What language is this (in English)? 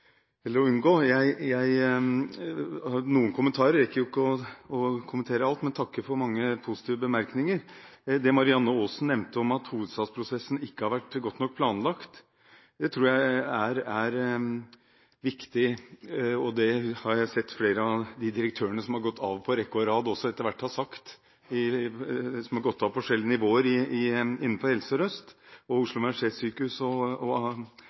Norwegian Bokmål